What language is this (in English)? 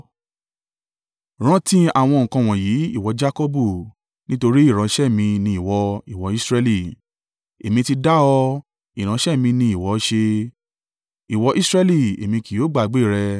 Yoruba